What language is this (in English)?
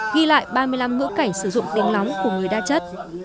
Vietnamese